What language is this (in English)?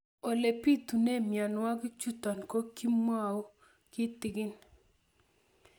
Kalenjin